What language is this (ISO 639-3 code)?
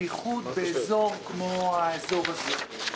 heb